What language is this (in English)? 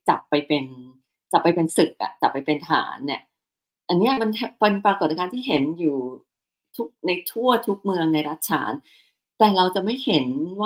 Thai